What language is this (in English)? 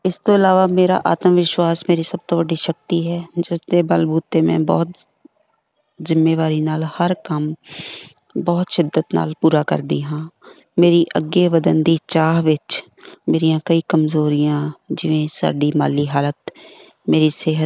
Punjabi